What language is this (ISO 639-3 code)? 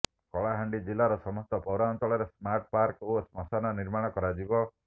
ori